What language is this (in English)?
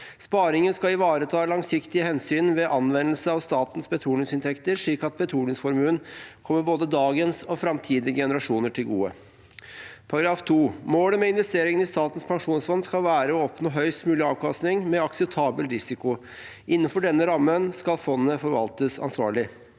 Norwegian